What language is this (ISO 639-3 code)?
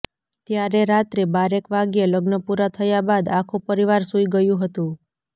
guj